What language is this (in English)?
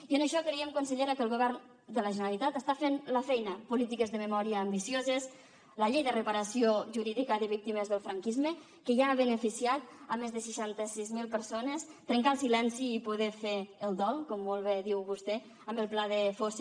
Catalan